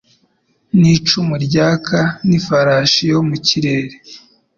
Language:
Kinyarwanda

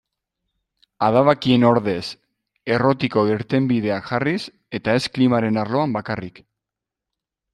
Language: Basque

